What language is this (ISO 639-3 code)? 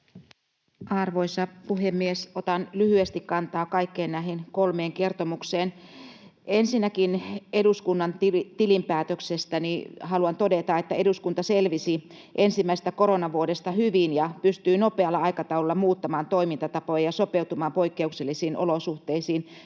fin